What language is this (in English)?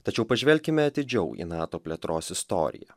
Lithuanian